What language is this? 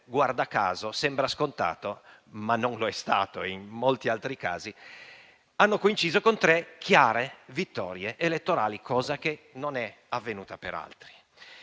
Italian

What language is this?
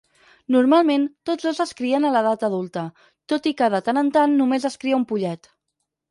Catalan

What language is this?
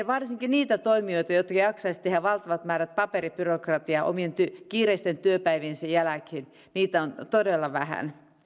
Finnish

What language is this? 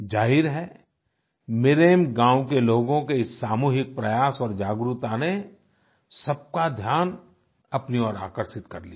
Hindi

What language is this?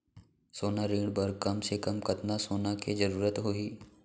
Chhattisgarhi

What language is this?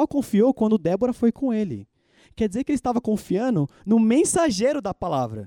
Portuguese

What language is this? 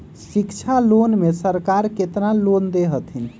Magahi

